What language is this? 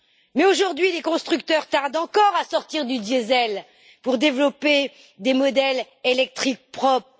French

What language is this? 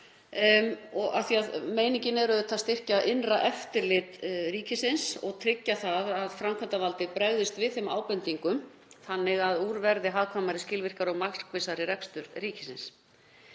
Icelandic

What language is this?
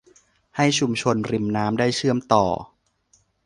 Thai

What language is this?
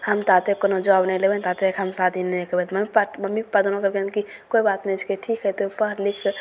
Maithili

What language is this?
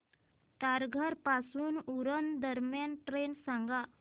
Marathi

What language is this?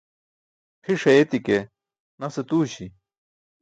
Burushaski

